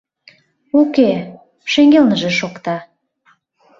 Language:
Mari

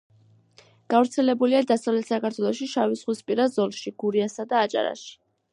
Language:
Georgian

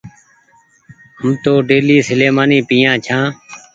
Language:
Goaria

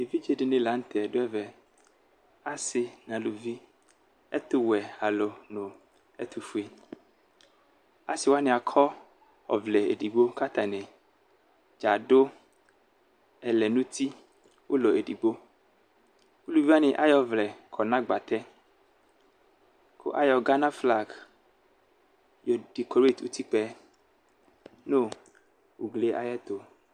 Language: Ikposo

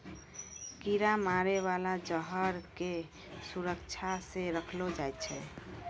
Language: Maithili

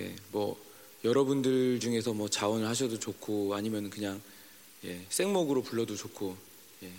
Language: Korean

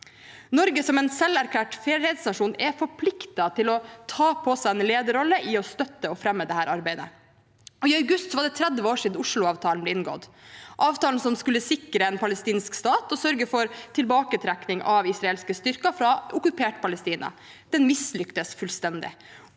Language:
Norwegian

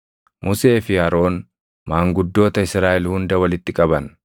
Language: Oromo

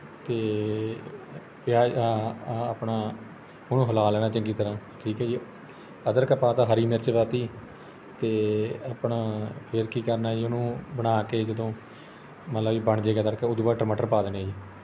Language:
Punjabi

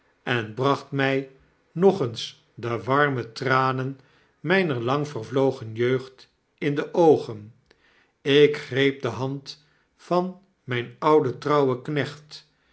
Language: Dutch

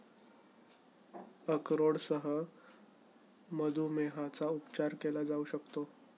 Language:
Marathi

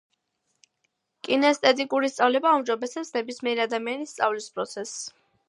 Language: Georgian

